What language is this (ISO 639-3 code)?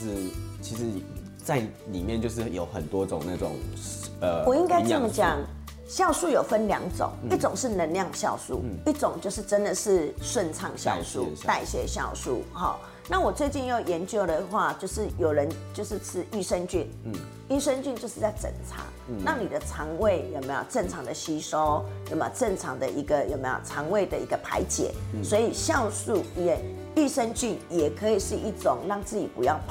zho